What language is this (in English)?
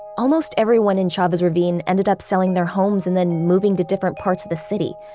English